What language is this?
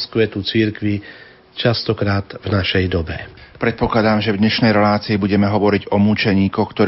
Slovak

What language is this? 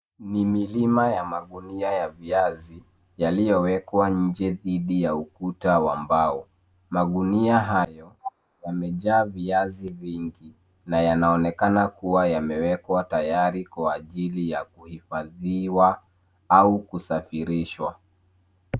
Swahili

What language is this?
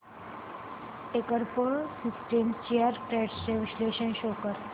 Marathi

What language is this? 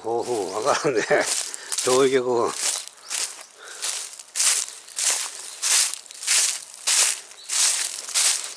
Japanese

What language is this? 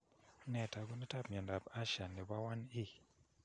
Kalenjin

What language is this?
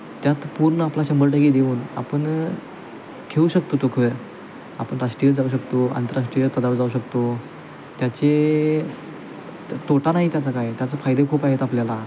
Marathi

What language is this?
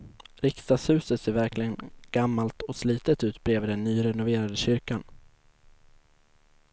Swedish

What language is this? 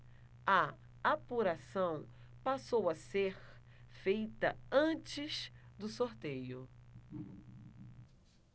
Portuguese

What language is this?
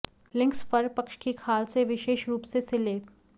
Hindi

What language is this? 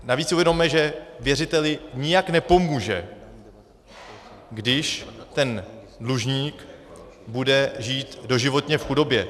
Czech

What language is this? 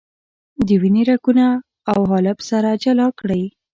Pashto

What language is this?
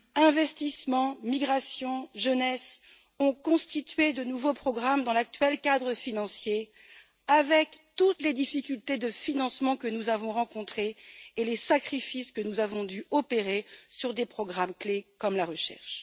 French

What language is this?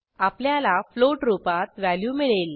Marathi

